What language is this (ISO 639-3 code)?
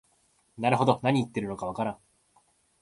jpn